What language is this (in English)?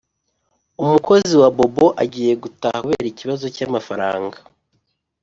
Kinyarwanda